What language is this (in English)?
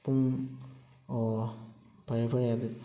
Manipuri